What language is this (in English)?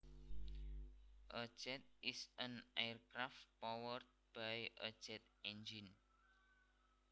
Javanese